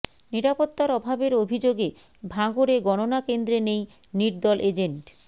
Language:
Bangla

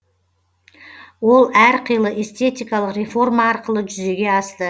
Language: Kazakh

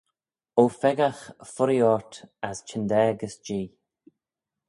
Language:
Manx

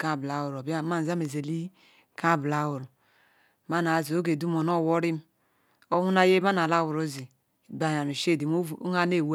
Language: Ikwere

